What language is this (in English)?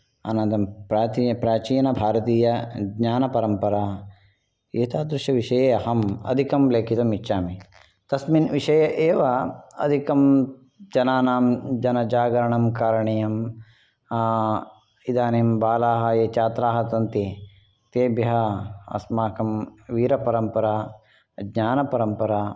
Sanskrit